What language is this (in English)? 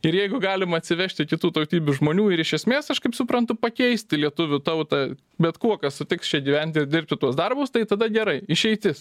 Lithuanian